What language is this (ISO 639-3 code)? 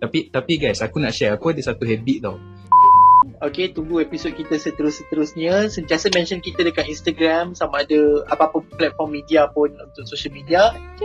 msa